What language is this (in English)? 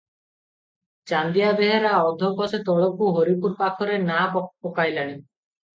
Odia